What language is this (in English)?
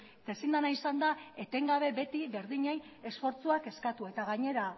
Basque